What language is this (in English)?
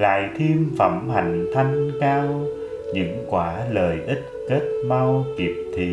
Vietnamese